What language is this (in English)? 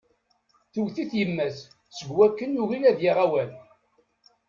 Kabyle